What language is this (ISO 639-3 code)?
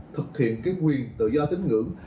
vie